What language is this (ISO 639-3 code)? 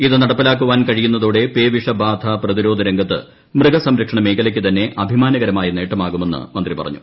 mal